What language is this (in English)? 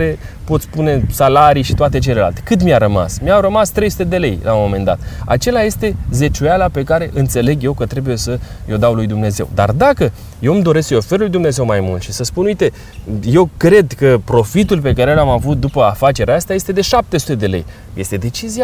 Romanian